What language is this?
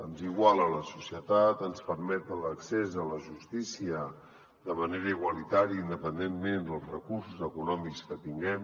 Catalan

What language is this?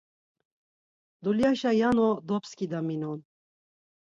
Laz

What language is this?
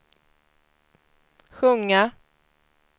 Swedish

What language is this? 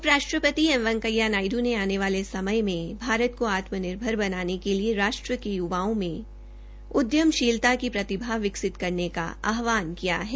Hindi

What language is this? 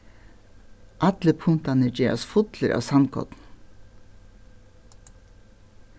Faroese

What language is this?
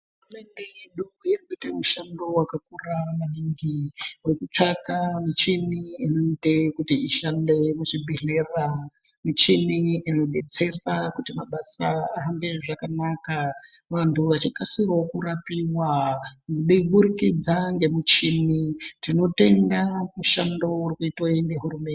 Ndau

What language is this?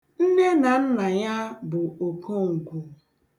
Igbo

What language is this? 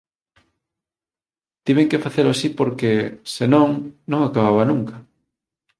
Galician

